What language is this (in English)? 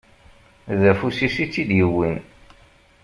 Kabyle